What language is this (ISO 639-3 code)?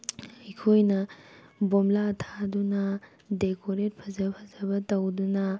mni